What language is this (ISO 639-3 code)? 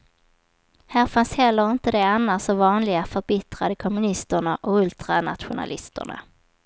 swe